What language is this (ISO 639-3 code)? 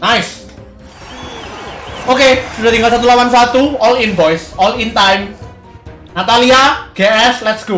ind